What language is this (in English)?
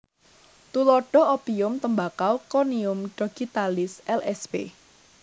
Javanese